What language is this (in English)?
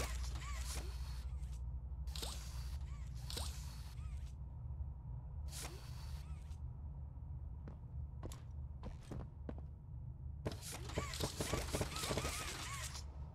French